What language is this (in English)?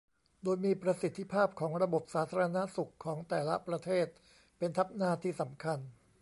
Thai